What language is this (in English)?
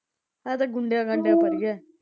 Punjabi